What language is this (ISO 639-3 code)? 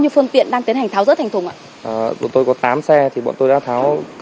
vie